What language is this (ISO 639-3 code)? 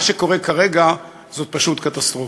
heb